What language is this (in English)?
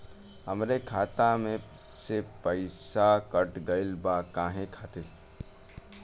Bhojpuri